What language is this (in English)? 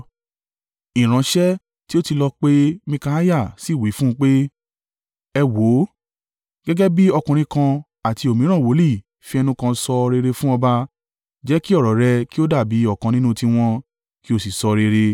Yoruba